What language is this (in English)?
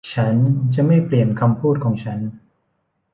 Thai